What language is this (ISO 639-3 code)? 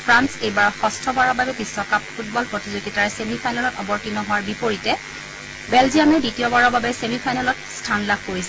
asm